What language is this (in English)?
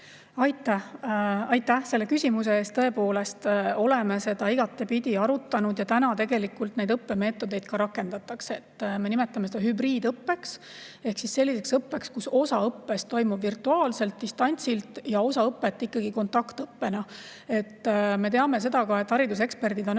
Estonian